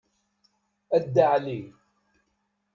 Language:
Kabyle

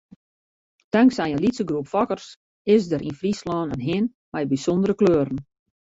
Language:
Western Frisian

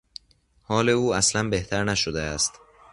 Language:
Persian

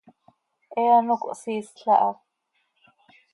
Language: Seri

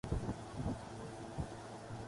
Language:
Urdu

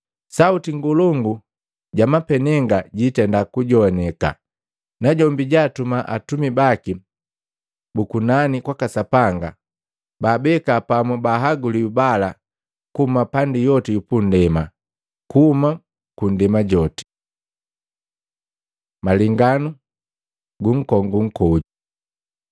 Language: Matengo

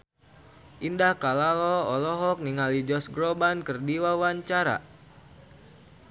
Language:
Sundanese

